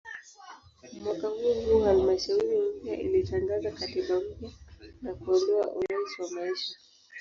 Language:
Swahili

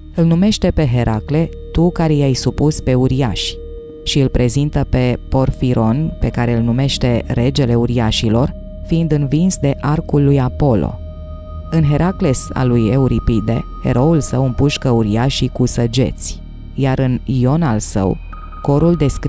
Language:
Romanian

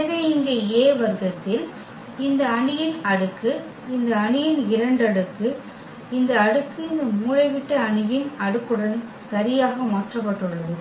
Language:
Tamil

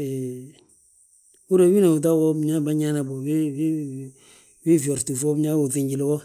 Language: Balanta-Ganja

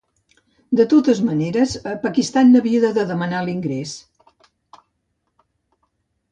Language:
Catalan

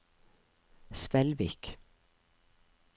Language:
Norwegian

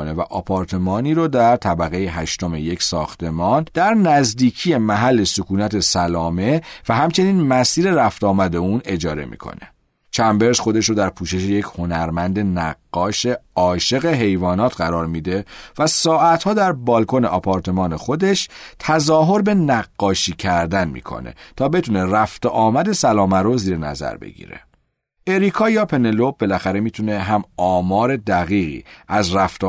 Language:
Persian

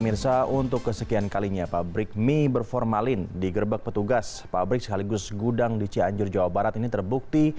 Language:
Indonesian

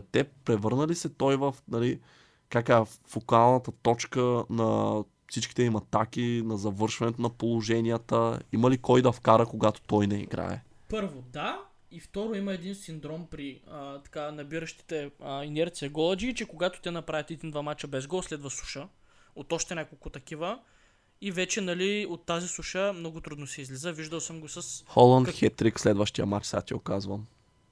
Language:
Bulgarian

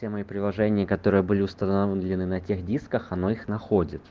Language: Russian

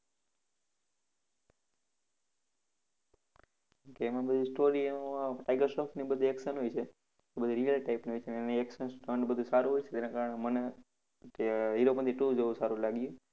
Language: Gujarati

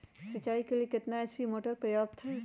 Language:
Magahi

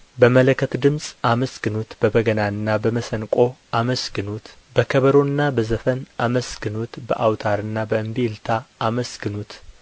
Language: Amharic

